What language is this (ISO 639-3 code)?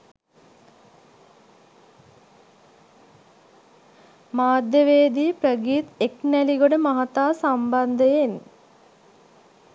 sin